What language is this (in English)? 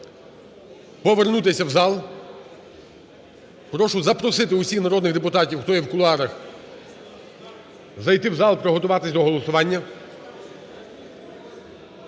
Ukrainian